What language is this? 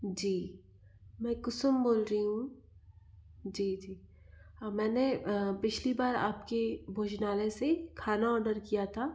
Hindi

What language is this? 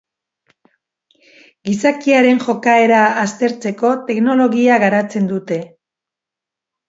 Basque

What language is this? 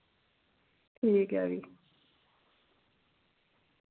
Dogri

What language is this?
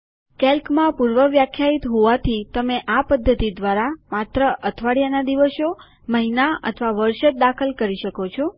Gujarati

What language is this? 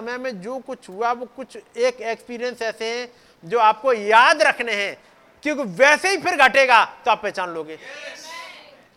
Hindi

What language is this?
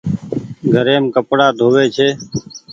Goaria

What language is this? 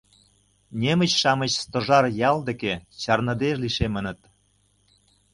Mari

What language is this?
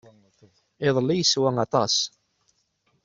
Kabyle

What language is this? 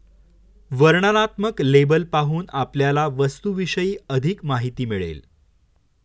Marathi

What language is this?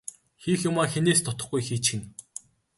Mongolian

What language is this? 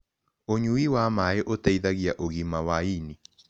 Kikuyu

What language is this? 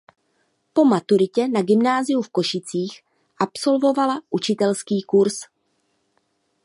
Czech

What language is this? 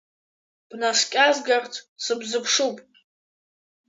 Abkhazian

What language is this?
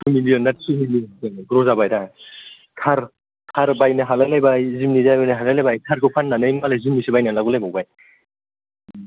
Bodo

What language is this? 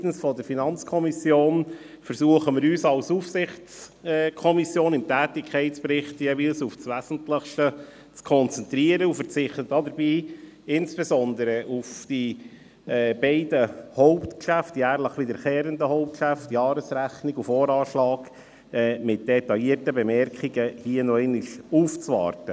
Swiss German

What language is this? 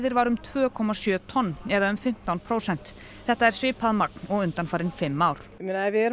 Icelandic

